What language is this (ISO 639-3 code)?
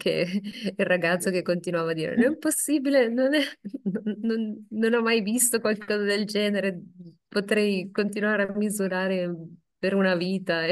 ita